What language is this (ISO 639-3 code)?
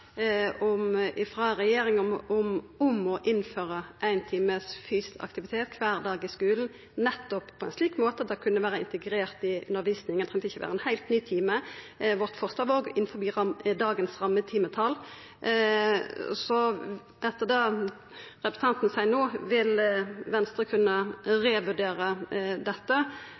nno